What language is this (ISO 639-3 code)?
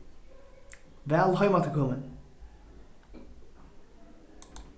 fao